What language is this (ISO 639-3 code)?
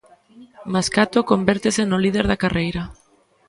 glg